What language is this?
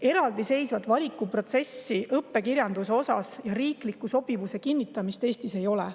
Estonian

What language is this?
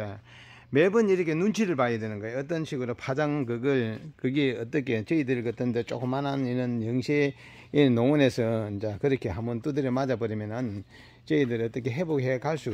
Korean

